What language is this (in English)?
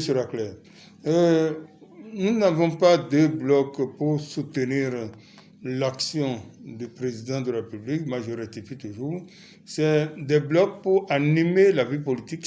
French